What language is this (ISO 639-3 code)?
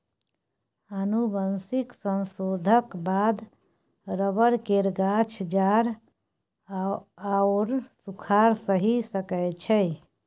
mai